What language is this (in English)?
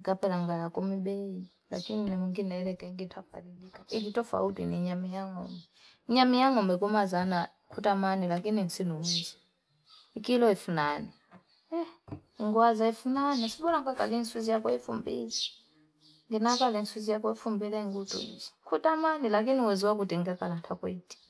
Fipa